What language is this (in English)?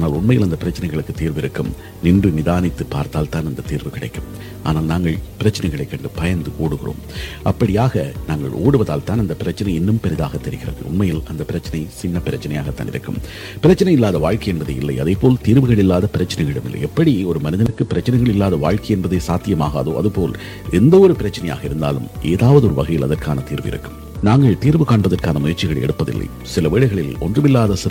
Tamil